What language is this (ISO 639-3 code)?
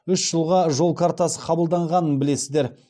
kaz